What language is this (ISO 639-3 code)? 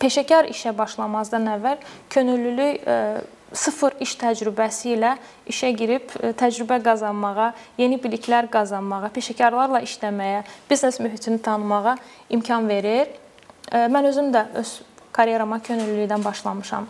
tur